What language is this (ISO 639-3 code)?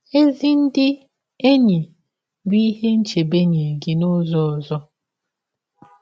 ibo